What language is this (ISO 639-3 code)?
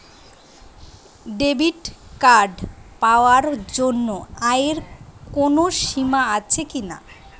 ben